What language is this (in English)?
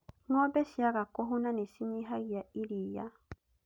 Kikuyu